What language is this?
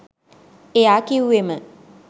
Sinhala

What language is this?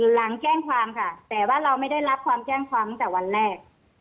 Thai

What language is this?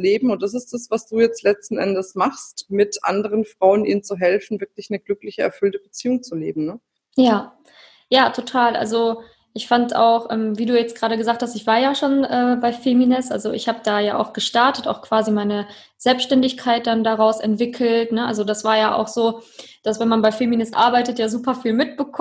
German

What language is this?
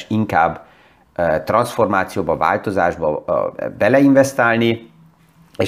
Hungarian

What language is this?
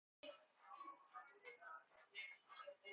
Persian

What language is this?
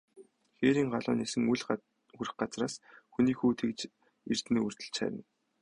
Mongolian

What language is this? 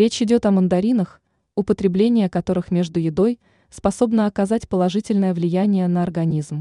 Russian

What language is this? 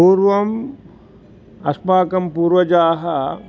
Sanskrit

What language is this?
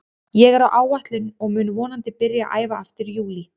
Icelandic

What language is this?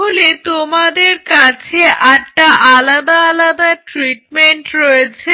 Bangla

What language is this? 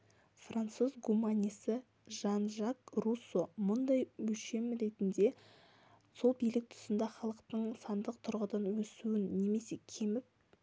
Kazakh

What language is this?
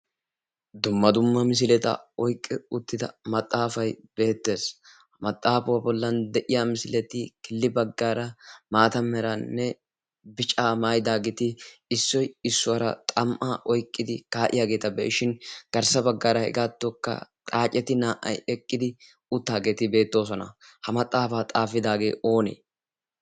Wolaytta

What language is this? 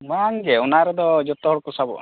Santali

